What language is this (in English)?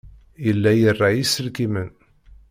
Kabyle